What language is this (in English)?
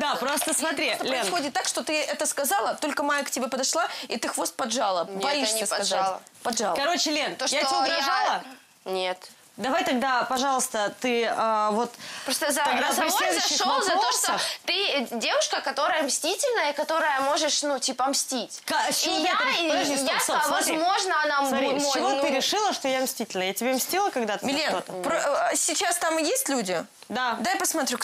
Russian